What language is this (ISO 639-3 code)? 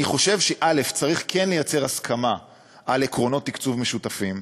heb